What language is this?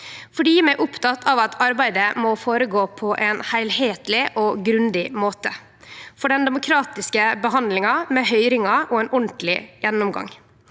Norwegian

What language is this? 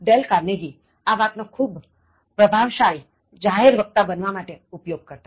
Gujarati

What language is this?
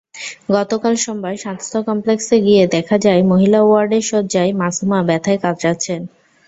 Bangla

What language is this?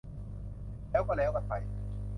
Thai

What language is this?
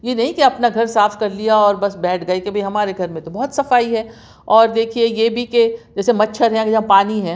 Urdu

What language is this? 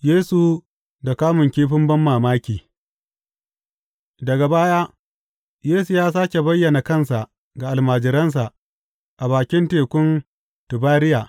Hausa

